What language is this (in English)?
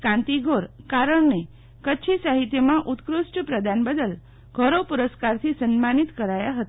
Gujarati